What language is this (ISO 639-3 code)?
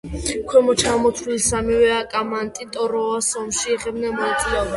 kat